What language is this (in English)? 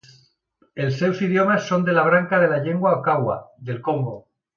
Catalan